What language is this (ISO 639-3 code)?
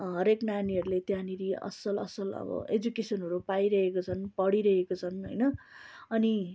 nep